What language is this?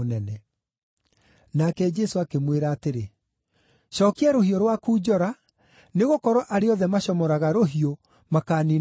Kikuyu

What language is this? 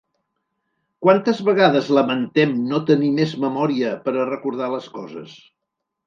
Catalan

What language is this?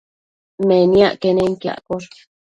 Matsés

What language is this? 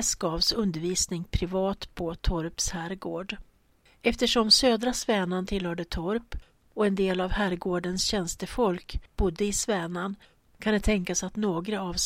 Swedish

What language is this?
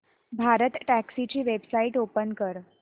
Marathi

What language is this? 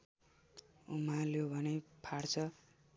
Nepali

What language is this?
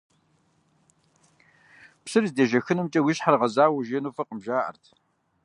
Kabardian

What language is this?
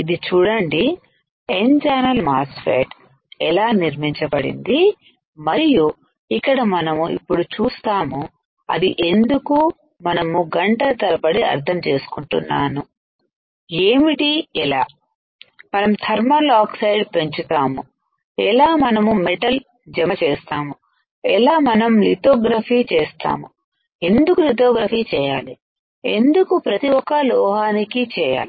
Telugu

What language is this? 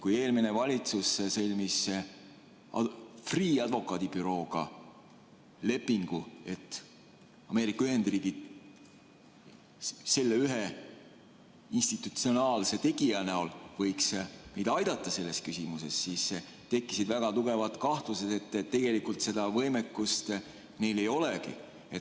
Estonian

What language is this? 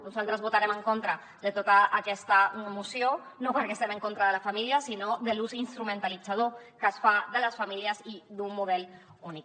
Catalan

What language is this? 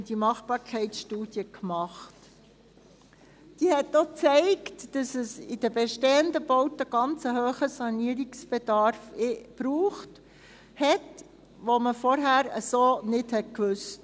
Swiss German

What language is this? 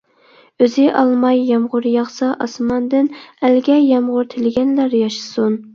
Uyghur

